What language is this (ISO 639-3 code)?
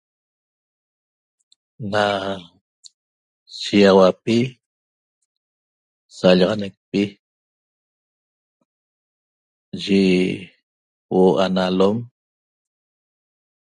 tob